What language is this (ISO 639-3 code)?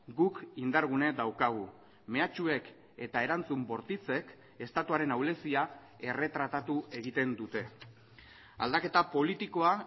eus